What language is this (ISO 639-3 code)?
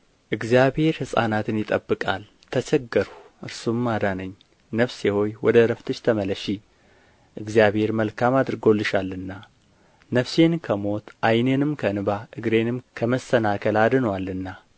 amh